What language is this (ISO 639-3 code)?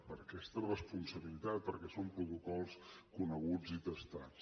cat